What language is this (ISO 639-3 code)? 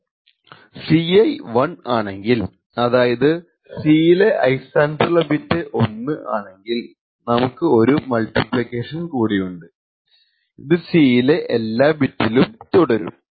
mal